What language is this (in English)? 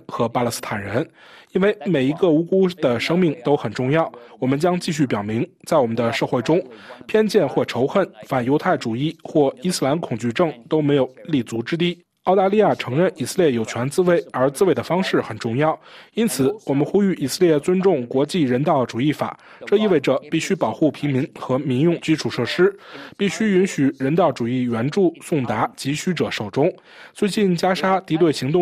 Chinese